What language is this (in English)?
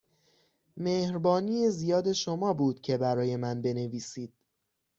Persian